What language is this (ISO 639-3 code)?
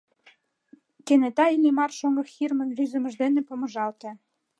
chm